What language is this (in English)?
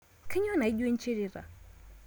Masai